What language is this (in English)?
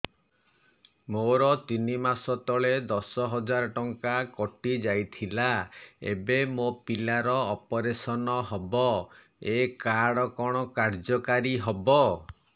Odia